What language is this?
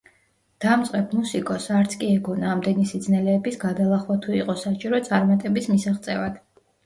Georgian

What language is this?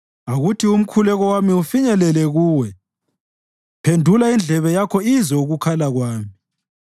North Ndebele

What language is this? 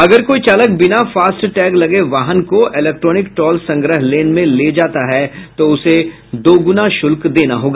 Hindi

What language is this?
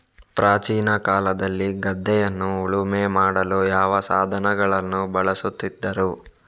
Kannada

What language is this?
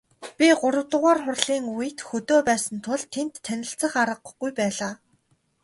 Mongolian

